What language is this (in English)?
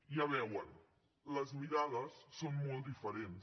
Catalan